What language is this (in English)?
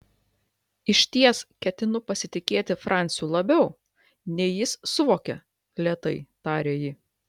Lithuanian